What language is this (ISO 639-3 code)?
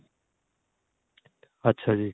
pan